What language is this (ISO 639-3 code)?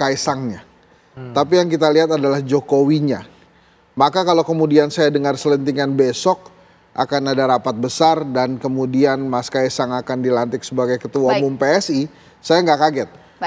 ind